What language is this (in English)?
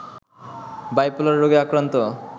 Bangla